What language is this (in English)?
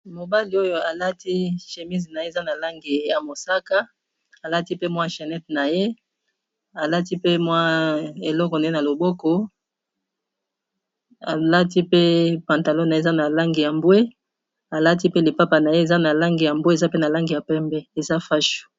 Lingala